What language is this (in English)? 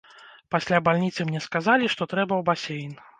Belarusian